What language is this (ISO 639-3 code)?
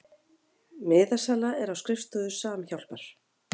isl